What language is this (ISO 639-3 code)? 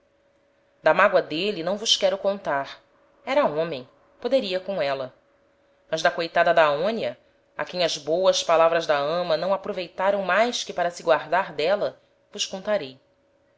por